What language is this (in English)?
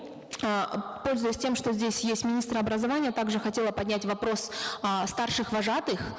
Kazakh